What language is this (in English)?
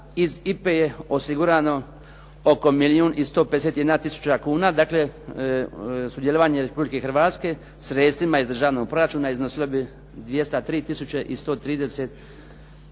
Croatian